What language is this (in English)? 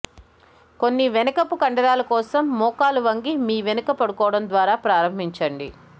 Telugu